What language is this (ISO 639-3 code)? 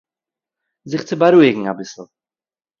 yid